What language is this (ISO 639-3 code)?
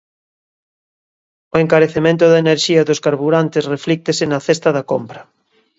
glg